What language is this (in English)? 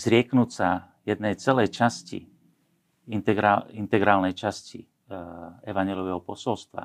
Slovak